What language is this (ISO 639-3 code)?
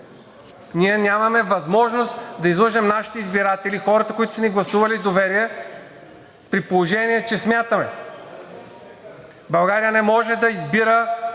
bul